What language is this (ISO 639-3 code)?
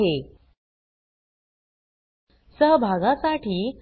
mar